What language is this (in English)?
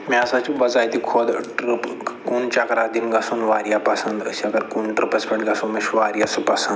Kashmiri